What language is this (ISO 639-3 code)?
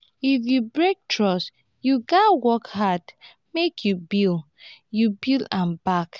pcm